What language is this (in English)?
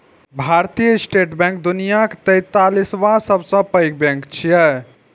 Maithili